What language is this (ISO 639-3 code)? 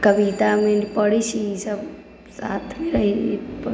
mai